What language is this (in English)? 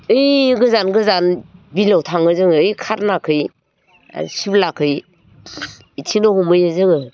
Bodo